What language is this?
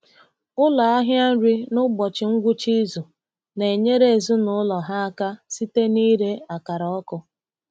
Igbo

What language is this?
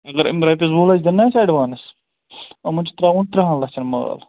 Kashmiri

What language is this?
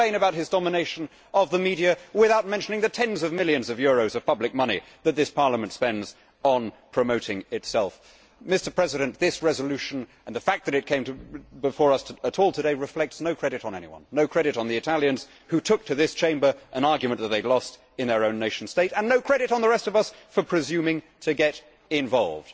English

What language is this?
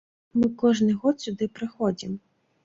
Belarusian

